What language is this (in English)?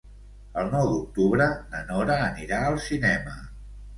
Catalan